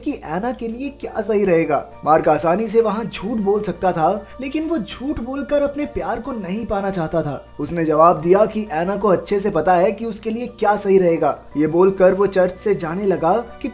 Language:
Hindi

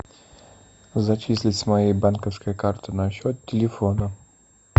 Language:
Russian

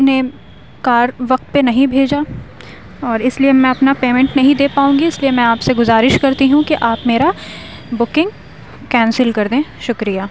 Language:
Urdu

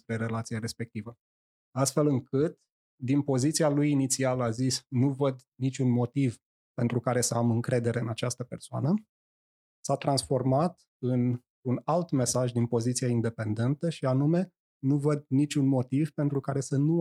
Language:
Romanian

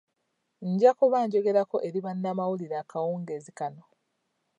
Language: Ganda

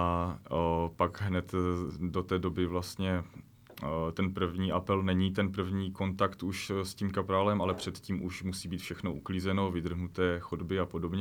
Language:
Czech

